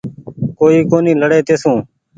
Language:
Goaria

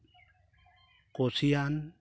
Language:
Santali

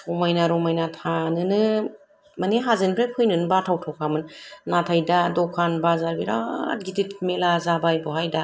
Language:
Bodo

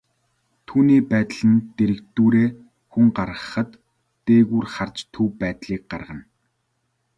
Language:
Mongolian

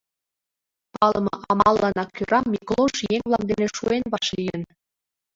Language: Mari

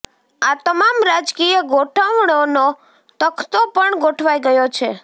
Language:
Gujarati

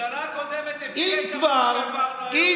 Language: Hebrew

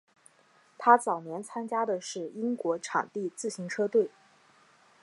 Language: Chinese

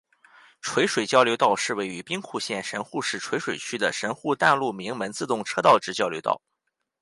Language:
Chinese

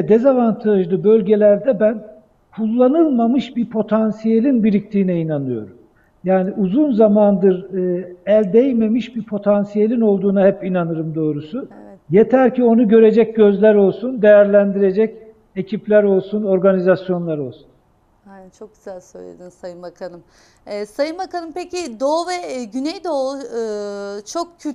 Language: Turkish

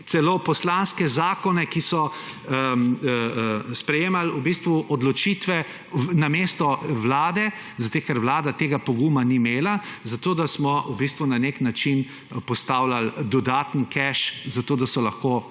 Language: Slovenian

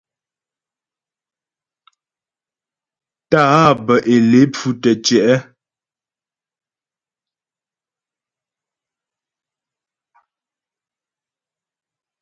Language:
Ghomala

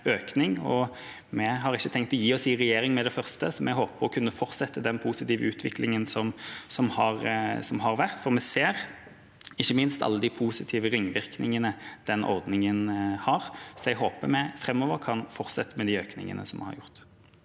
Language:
Norwegian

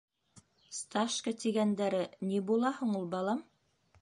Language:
Bashkir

